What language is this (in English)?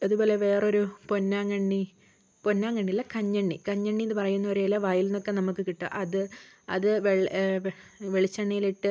Malayalam